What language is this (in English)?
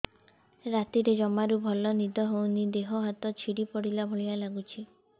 Odia